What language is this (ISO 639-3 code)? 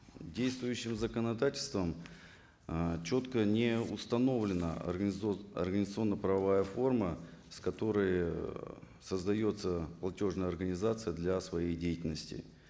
kaz